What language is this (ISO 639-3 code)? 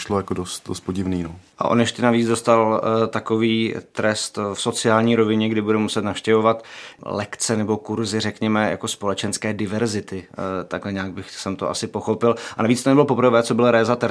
ces